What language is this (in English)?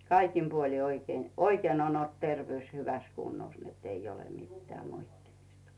Finnish